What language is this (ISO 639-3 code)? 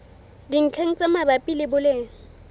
sot